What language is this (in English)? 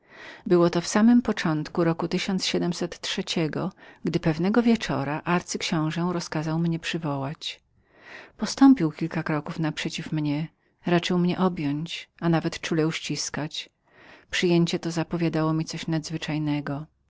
Polish